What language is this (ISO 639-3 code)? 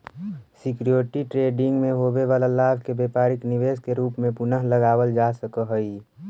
mag